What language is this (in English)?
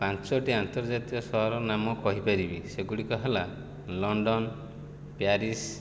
Odia